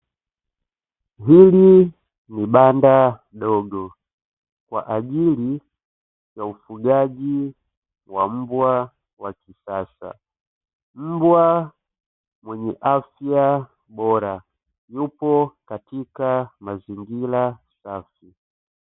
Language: Swahili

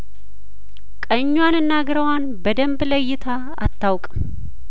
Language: Amharic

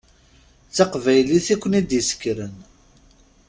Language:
Kabyle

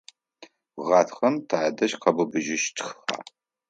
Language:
Adyghe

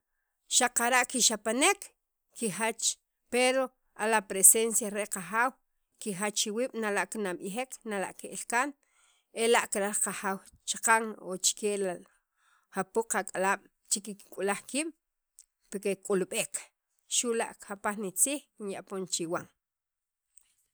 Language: Sacapulteco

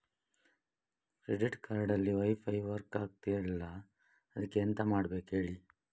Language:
Kannada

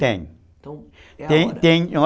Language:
Portuguese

